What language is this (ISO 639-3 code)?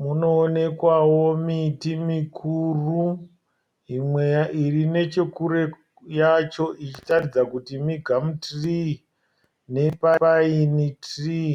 sna